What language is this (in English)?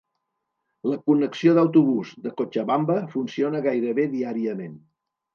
Catalan